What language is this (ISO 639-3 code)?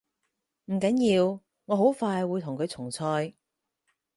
yue